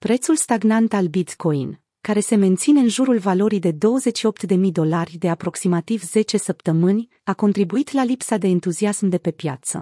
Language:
Romanian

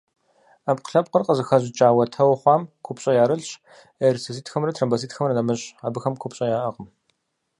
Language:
Kabardian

